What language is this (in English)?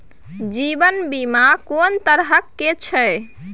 Maithili